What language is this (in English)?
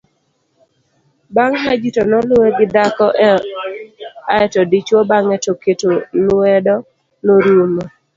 Luo (Kenya and Tanzania)